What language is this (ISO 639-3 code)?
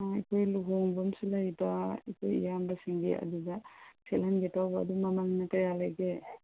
mni